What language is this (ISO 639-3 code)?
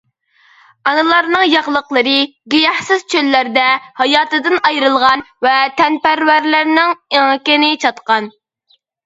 uig